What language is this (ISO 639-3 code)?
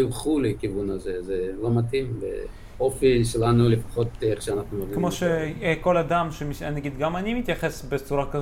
heb